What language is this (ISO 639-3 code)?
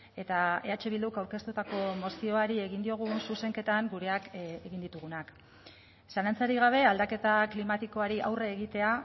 eus